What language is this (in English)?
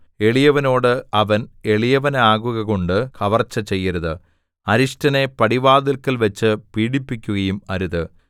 Malayalam